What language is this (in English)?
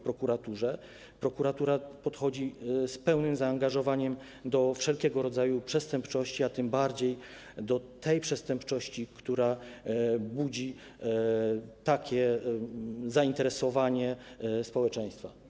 Polish